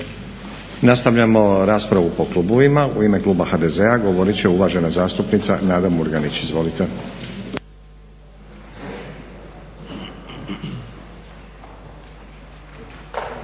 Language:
Croatian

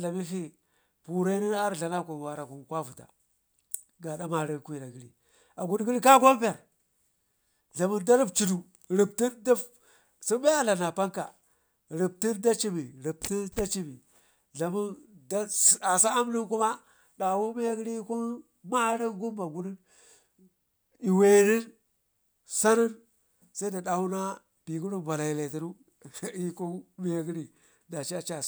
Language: Ngizim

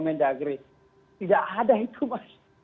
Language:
Indonesian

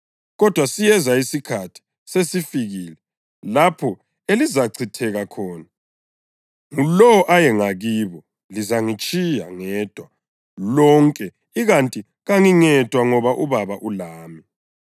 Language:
North Ndebele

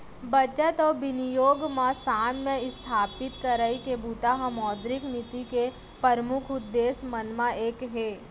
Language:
Chhattisgarhi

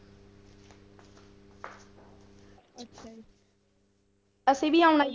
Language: Punjabi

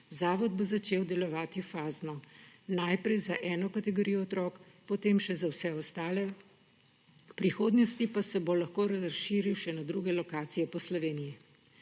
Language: Slovenian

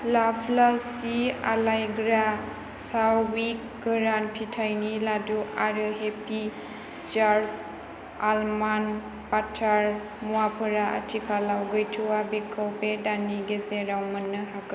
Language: Bodo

